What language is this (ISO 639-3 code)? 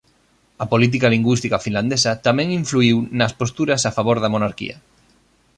glg